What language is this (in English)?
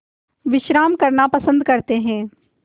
Hindi